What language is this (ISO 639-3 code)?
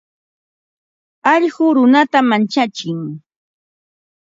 qva